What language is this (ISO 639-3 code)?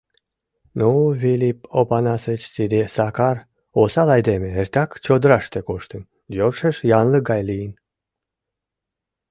chm